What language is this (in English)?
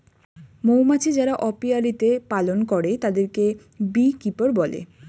Bangla